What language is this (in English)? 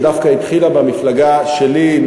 Hebrew